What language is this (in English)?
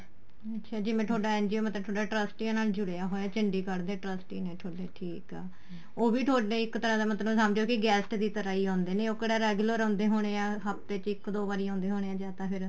Punjabi